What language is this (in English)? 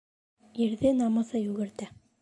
Bashkir